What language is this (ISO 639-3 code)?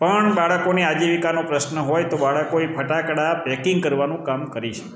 guj